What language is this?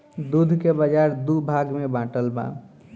Bhojpuri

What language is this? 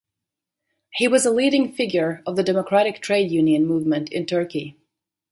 English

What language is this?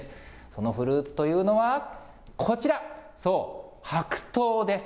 Japanese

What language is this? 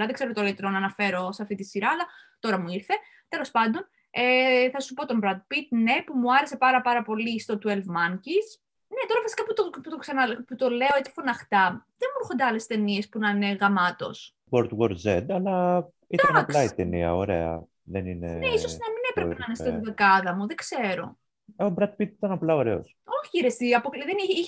Greek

